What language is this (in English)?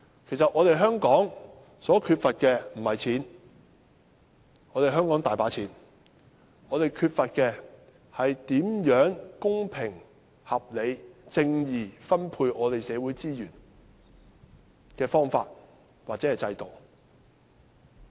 Cantonese